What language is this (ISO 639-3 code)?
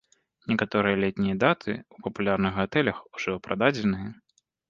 bel